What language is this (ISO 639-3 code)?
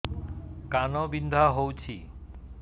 ori